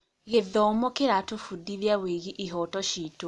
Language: Kikuyu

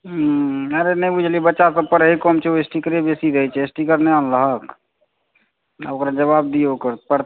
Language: Maithili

